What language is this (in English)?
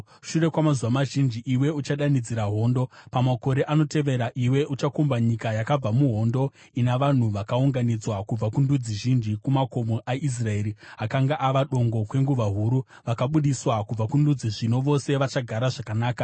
Shona